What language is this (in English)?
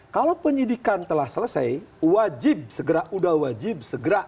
Indonesian